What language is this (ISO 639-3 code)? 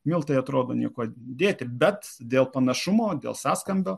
lit